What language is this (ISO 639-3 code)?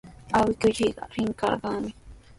qws